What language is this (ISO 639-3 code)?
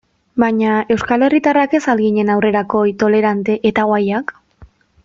eus